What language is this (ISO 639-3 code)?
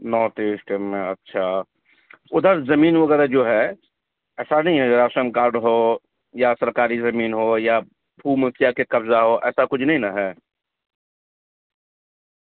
urd